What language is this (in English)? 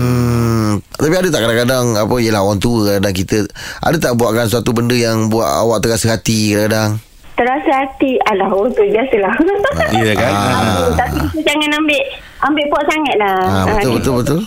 Malay